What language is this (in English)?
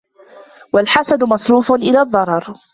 Arabic